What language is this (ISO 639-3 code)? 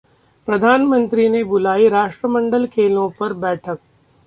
hin